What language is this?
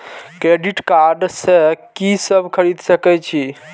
Maithili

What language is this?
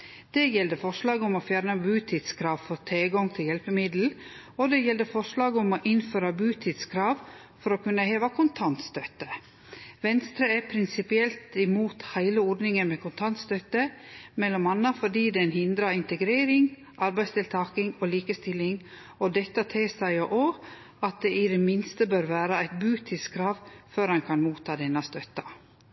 Norwegian Nynorsk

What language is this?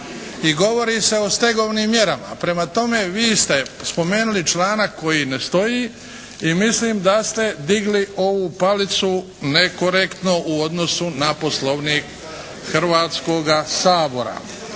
Croatian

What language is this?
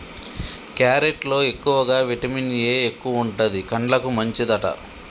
Telugu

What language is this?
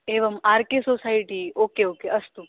Sanskrit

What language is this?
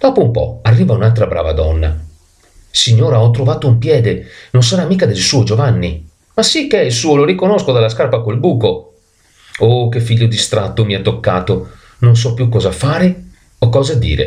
Italian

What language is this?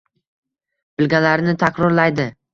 Uzbek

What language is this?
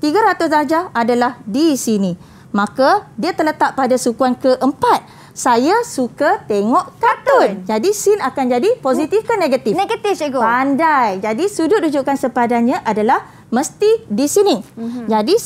Malay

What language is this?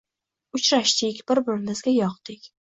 Uzbek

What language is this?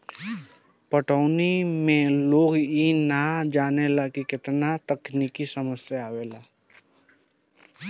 Bhojpuri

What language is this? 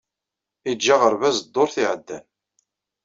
Kabyle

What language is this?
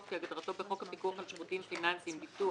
Hebrew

